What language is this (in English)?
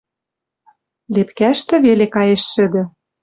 Western Mari